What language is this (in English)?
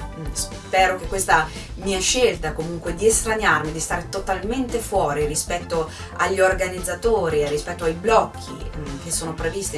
Italian